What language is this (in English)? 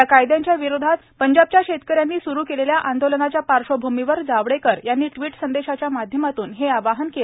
Marathi